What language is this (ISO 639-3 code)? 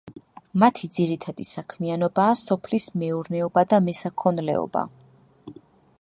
kat